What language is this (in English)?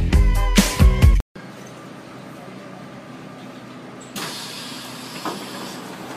English